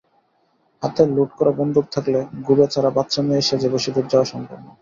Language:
Bangla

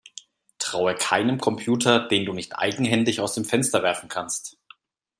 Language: German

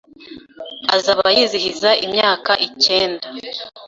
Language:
Kinyarwanda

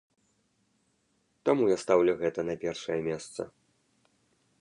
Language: Belarusian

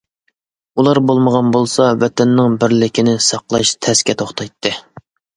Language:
Uyghur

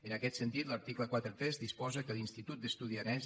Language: Catalan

